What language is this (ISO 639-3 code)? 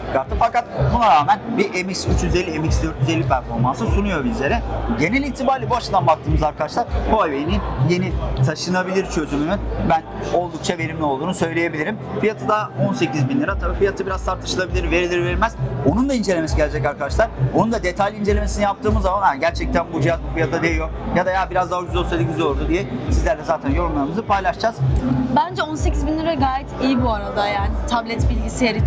tur